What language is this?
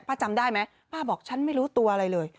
Thai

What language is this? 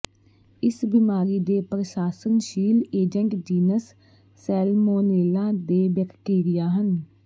Punjabi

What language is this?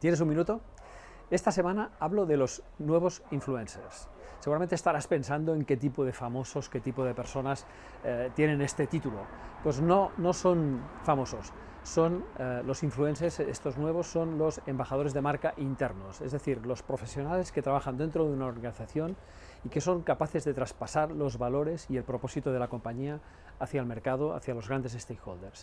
Spanish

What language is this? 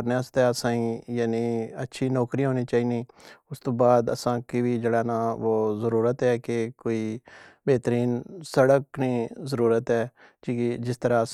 Pahari-Potwari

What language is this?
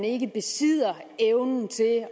Danish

